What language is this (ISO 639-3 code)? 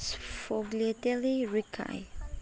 mni